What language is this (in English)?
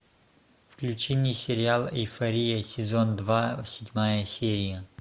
Russian